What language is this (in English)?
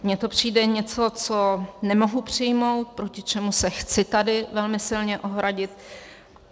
Czech